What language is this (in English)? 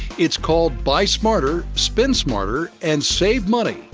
English